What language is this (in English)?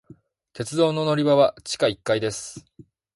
Japanese